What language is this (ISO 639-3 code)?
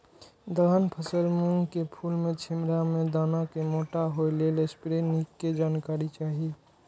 mai